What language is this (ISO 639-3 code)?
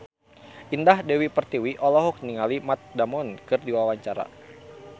sun